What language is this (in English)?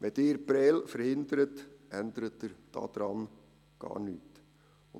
Swiss German